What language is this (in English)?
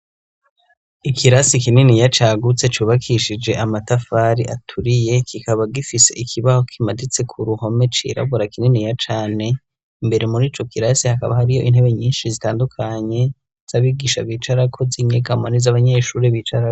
Rundi